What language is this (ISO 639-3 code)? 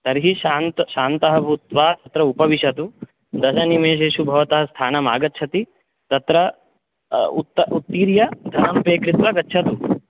san